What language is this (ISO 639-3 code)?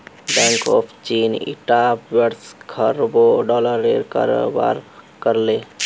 mag